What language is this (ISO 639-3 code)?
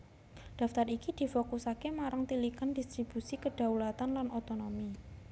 jav